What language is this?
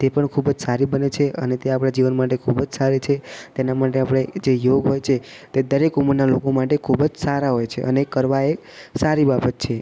Gujarati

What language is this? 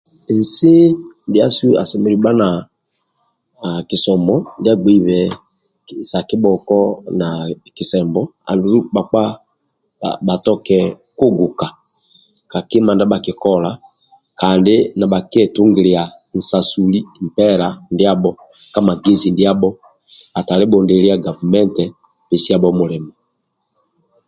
Amba (Uganda)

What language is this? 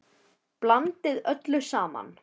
Icelandic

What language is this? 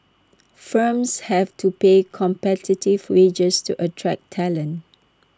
English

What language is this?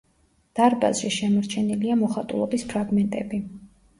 Georgian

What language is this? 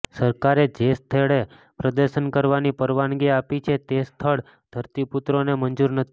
Gujarati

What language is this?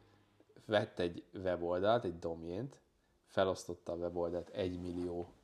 Hungarian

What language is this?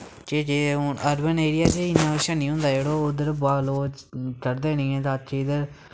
Dogri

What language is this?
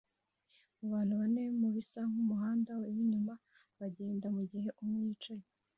Kinyarwanda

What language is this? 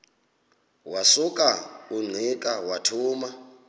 Xhosa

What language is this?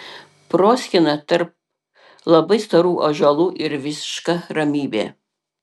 Lithuanian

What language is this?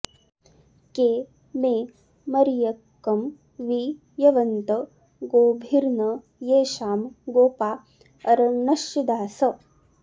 Sanskrit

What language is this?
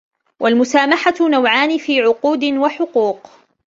Arabic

